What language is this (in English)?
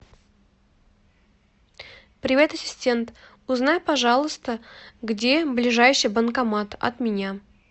Russian